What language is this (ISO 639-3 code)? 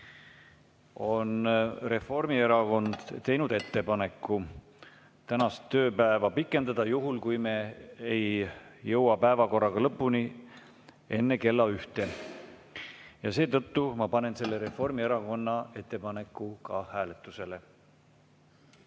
est